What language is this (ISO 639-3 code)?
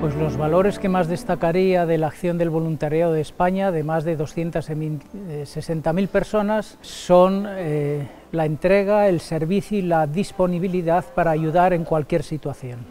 spa